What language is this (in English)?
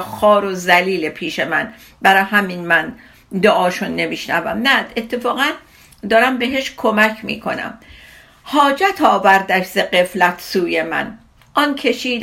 Persian